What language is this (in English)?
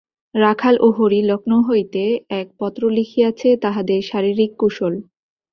Bangla